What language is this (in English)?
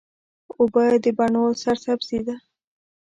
Pashto